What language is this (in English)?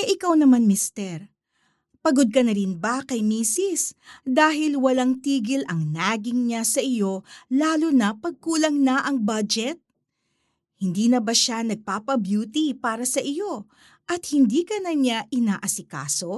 Filipino